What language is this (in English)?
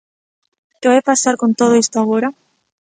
Galician